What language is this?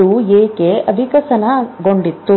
Kannada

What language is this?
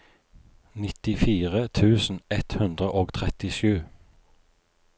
Norwegian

